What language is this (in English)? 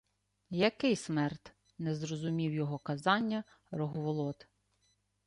Ukrainian